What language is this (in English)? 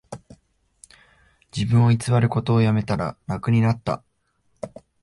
Japanese